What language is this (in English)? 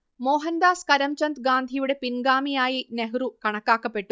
Malayalam